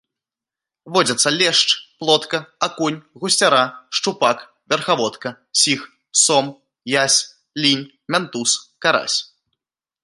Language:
Belarusian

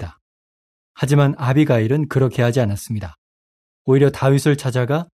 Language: Korean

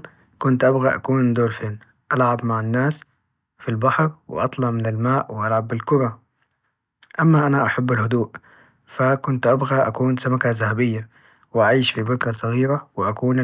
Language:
Najdi Arabic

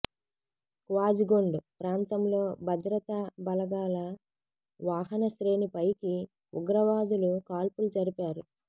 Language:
Telugu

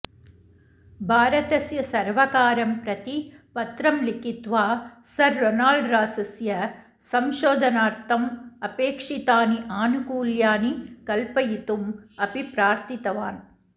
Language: Sanskrit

